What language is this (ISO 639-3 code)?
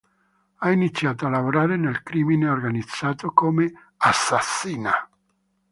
ita